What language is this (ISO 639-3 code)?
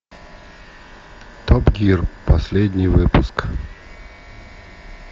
rus